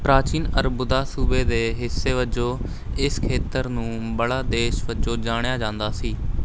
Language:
Punjabi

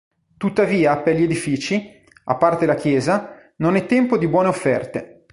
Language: Italian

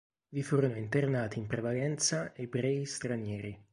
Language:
Italian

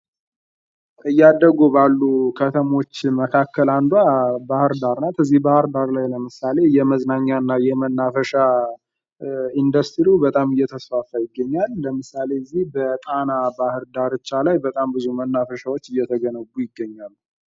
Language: Amharic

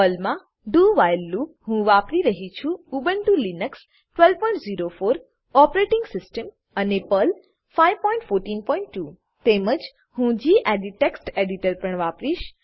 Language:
Gujarati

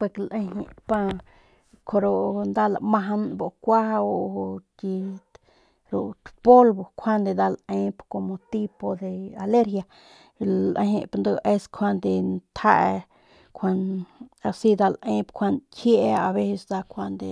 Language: Northern Pame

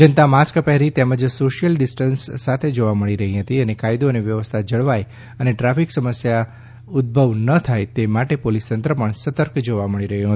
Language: Gujarati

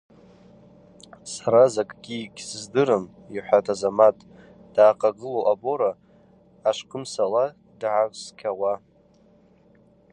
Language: Abaza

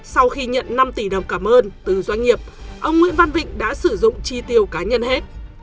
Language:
Vietnamese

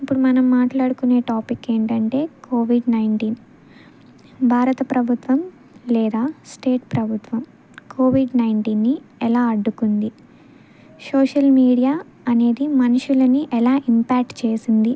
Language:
Telugu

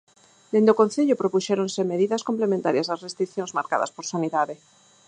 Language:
Galician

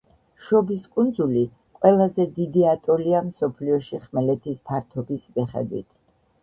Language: Georgian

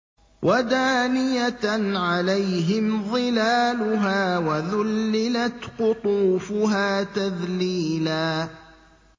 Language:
Arabic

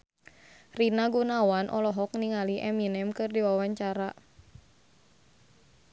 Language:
Sundanese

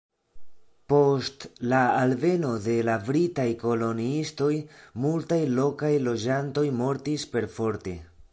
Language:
Esperanto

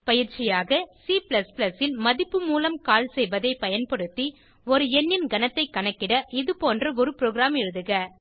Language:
Tamil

